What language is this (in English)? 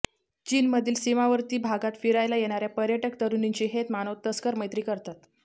Marathi